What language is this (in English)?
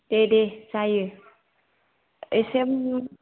Bodo